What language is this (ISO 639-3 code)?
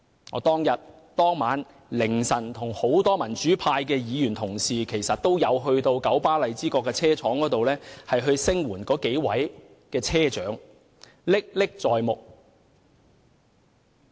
yue